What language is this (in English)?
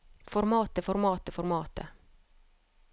Norwegian